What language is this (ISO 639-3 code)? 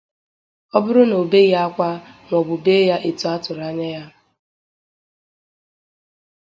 ibo